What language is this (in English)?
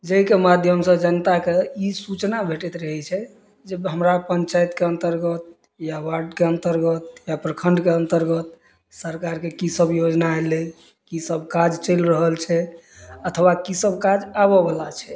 Maithili